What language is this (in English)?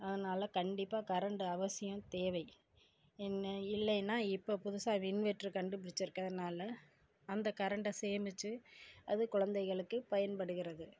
Tamil